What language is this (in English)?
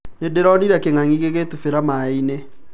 Kikuyu